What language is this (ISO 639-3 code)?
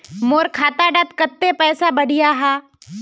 mag